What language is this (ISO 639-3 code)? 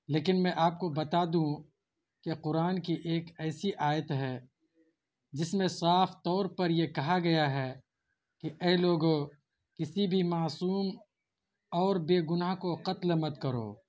urd